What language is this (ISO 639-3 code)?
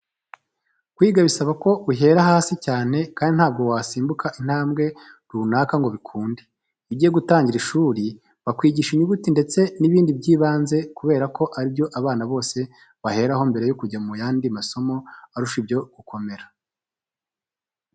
kin